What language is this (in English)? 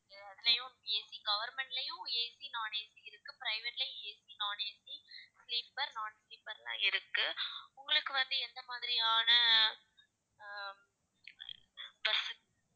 Tamil